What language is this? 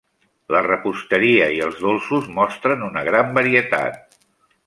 Catalan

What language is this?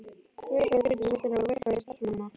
Icelandic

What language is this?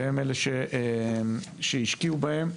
Hebrew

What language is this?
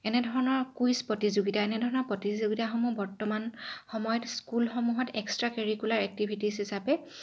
Assamese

